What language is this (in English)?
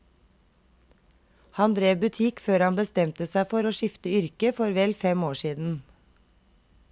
Norwegian